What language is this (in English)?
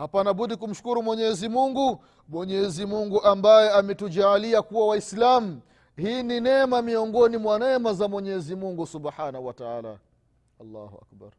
Swahili